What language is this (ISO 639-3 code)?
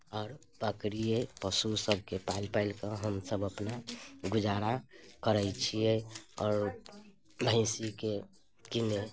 mai